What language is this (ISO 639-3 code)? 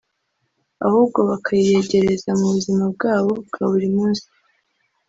kin